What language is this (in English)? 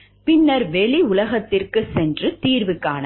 Tamil